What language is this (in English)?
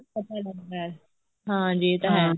Punjabi